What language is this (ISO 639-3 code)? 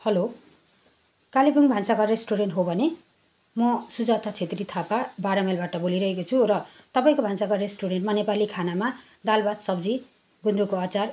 nep